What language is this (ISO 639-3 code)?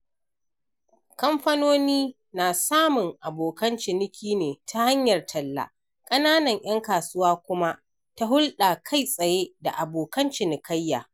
hau